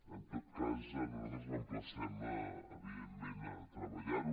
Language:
Catalan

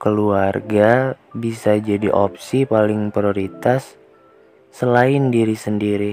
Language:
Indonesian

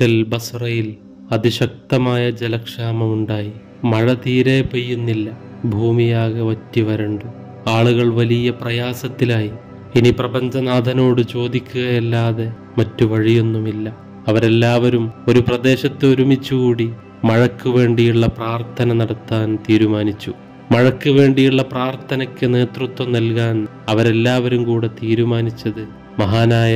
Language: Malayalam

